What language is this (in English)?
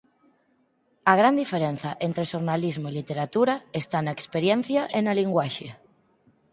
Galician